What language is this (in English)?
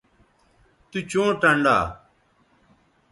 Bateri